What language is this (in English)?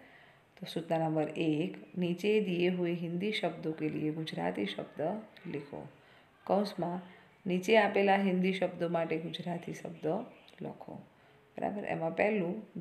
Hindi